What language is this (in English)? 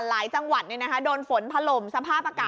Thai